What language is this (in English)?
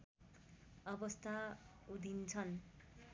Nepali